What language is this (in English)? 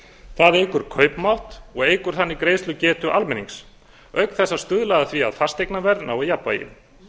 Icelandic